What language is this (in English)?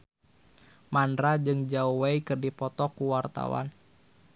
Sundanese